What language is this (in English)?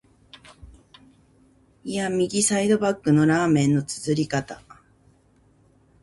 Japanese